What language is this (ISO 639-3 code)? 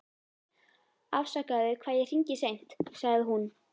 isl